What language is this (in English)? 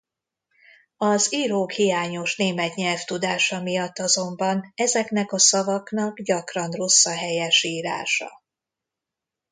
Hungarian